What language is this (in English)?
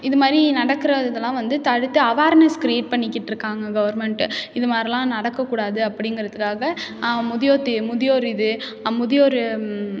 Tamil